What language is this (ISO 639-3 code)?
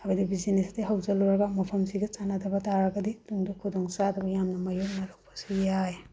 mni